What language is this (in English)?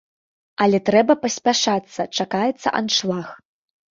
Belarusian